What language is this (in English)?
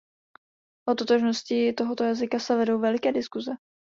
Czech